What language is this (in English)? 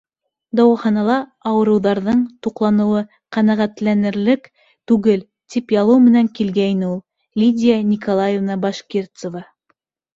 Bashkir